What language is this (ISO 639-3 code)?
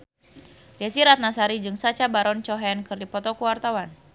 sun